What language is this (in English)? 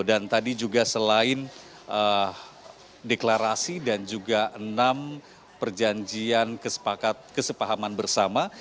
Indonesian